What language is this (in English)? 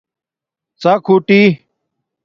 Domaaki